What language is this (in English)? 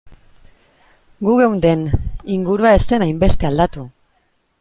Basque